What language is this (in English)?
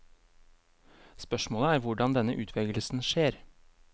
Norwegian